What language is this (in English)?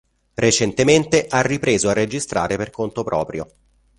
Italian